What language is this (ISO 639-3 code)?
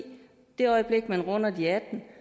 dan